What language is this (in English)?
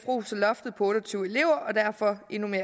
Danish